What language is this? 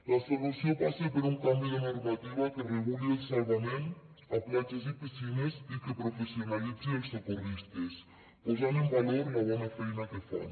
Catalan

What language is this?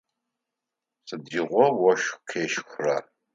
Adyghe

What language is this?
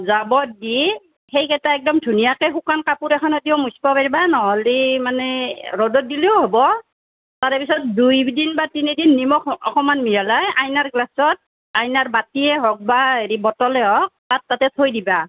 Assamese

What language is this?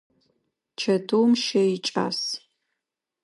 Adyghe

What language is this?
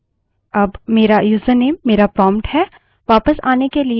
Hindi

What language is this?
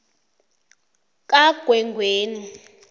South Ndebele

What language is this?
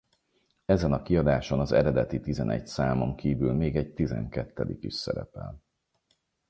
Hungarian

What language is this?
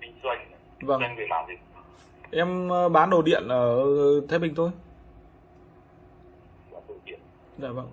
Vietnamese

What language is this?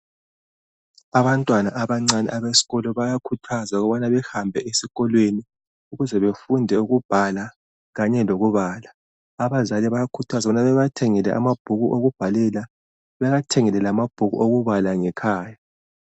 North Ndebele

